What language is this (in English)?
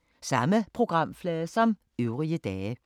Danish